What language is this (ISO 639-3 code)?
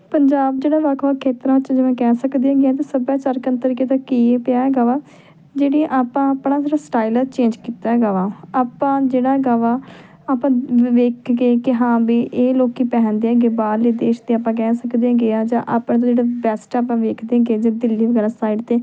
pan